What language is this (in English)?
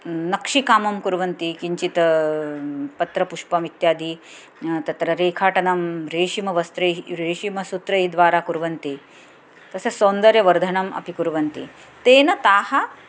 Sanskrit